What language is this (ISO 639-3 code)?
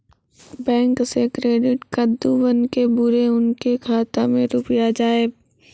mai